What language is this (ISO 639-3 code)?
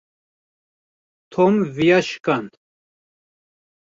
kur